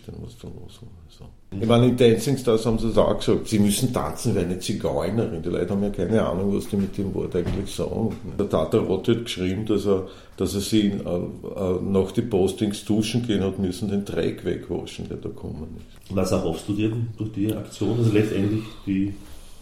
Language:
German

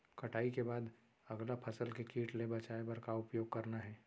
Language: Chhattisgarhi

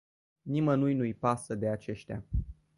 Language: Romanian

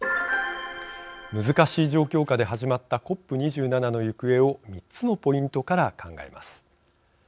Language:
Japanese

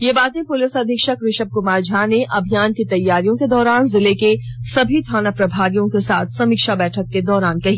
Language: Hindi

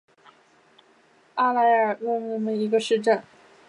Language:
Chinese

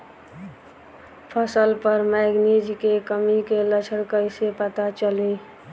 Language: Bhojpuri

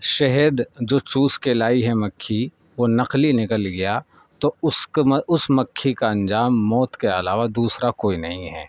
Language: Urdu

